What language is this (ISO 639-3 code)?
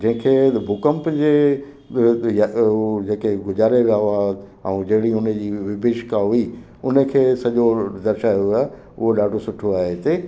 snd